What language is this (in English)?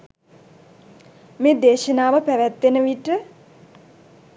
Sinhala